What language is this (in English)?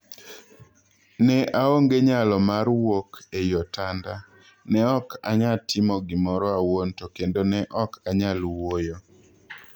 Luo (Kenya and Tanzania)